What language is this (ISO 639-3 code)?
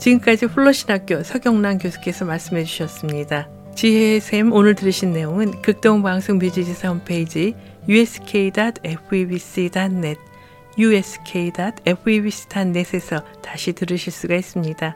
kor